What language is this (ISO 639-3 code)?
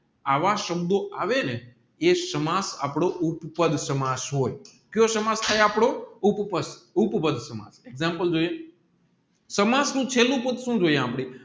guj